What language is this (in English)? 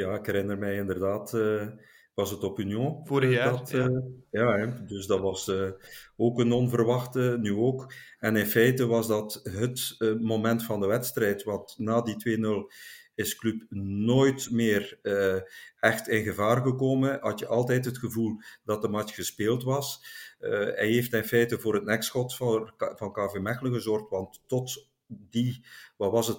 Dutch